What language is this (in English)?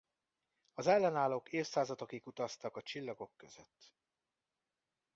Hungarian